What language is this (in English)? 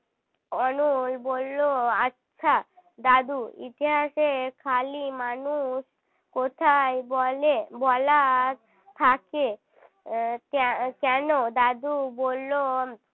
Bangla